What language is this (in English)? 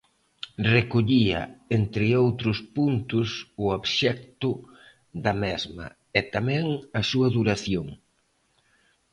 Galician